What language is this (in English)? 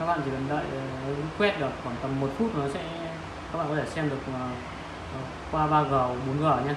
Vietnamese